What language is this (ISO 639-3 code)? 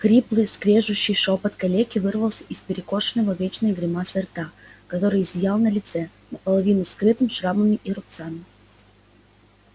rus